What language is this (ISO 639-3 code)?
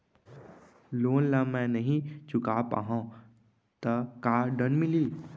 hne